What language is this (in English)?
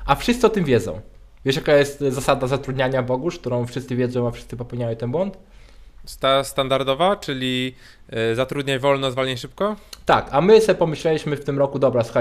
Polish